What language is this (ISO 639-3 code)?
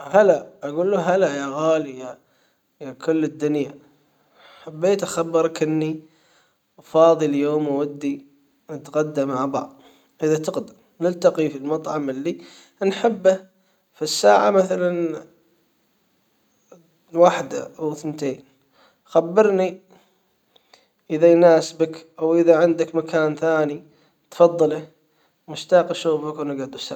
acw